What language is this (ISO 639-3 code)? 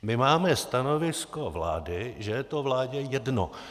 ces